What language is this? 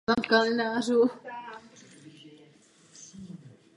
Czech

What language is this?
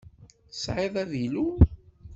Kabyle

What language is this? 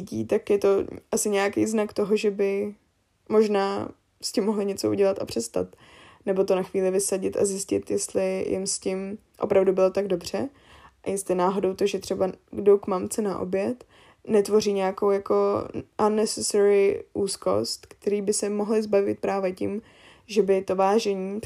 Czech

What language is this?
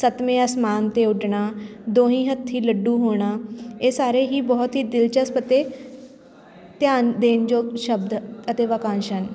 Punjabi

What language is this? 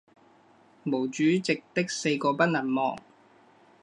Chinese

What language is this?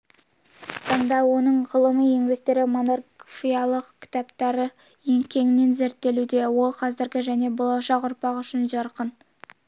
Kazakh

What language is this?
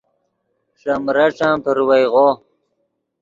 Yidgha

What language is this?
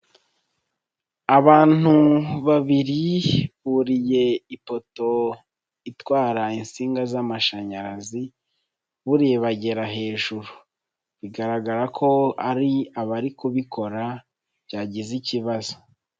Kinyarwanda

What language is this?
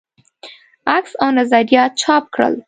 Pashto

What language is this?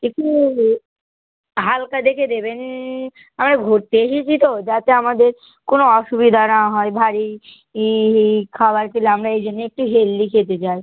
Bangla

